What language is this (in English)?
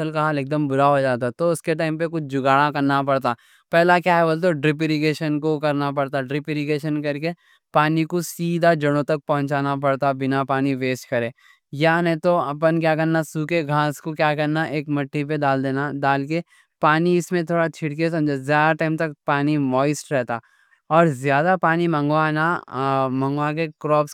Deccan